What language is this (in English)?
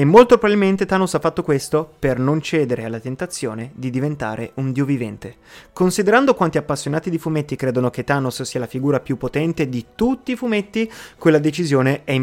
Italian